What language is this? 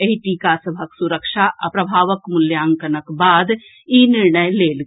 Maithili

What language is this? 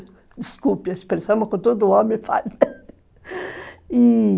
Portuguese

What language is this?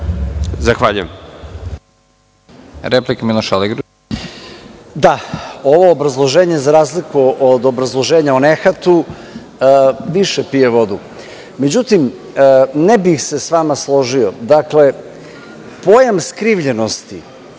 Serbian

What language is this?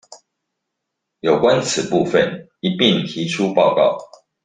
Chinese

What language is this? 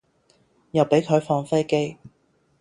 Cantonese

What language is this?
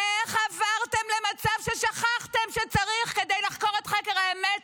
Hebrew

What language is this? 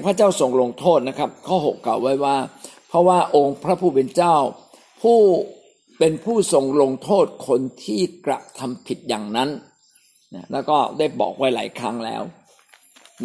Thai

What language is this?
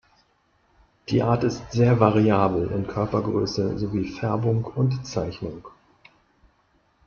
German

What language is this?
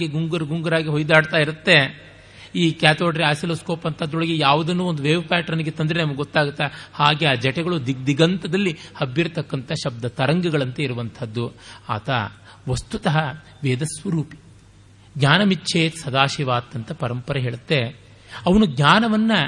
Kannada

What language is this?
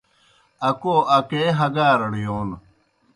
Kohistani Shina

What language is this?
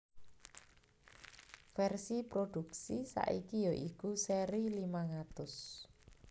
Javanese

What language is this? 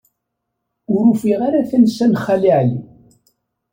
Kabyle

